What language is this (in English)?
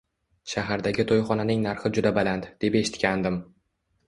Uzbek